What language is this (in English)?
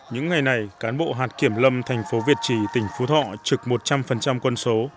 Vietnamese